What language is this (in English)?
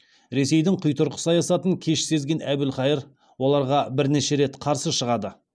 Kazakh